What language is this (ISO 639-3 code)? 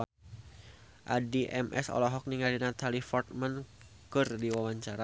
sun